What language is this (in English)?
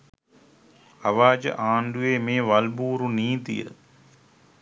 Sinhala